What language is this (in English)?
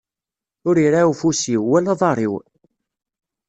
Kabyle